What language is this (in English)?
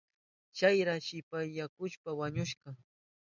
Southern Pastaza Quechua